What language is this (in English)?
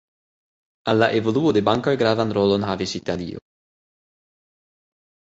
Esperanto